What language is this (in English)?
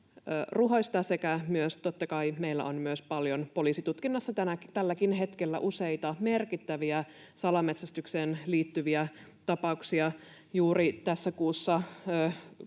Finnish